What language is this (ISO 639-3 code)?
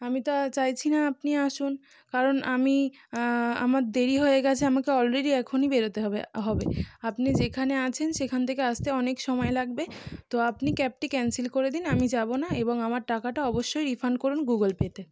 ben